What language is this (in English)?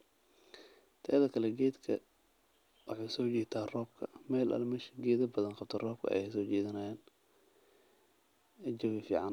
Somali